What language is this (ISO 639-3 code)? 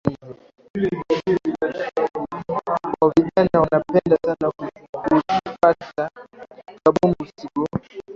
swa